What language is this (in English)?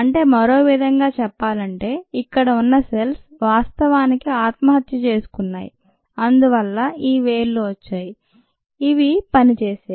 Telugu